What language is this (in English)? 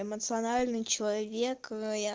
Russian